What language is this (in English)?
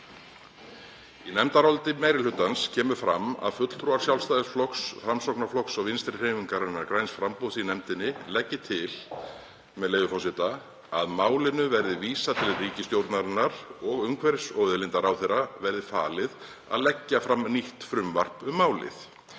Icelandic